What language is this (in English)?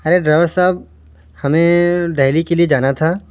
Urdu